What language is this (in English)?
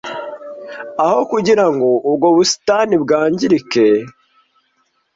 Kinyarwanda